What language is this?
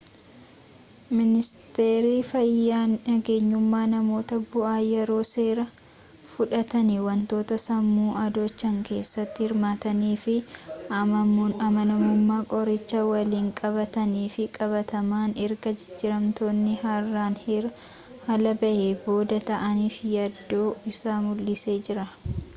Oromo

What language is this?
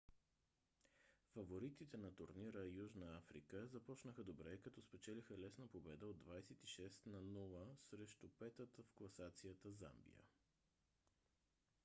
Bulgarian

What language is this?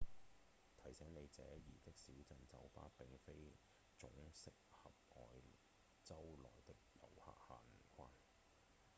Cantonese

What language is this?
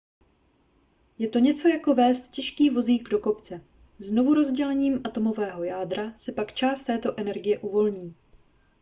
Czech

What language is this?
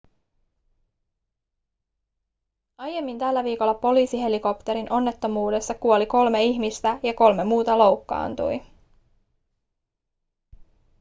Finnish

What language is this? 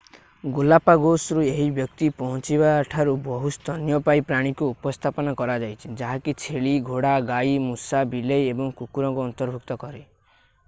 Odia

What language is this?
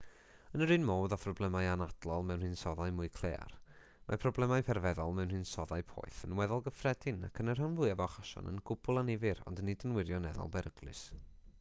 Welsh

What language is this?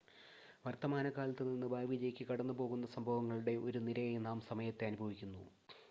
Malayalam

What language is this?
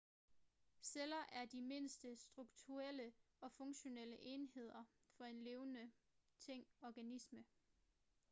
Danish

